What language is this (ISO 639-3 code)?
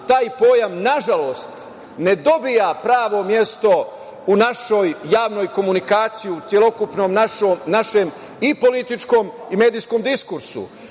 srp